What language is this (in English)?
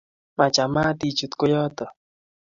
Kalenjin